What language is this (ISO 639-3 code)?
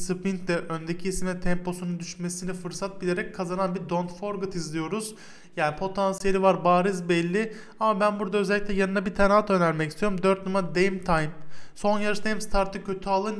tur